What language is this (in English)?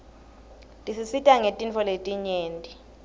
Swati